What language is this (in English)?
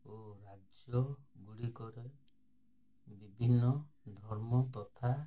Odia